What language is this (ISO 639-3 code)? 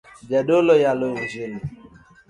luo